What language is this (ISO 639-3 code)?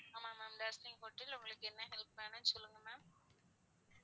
tam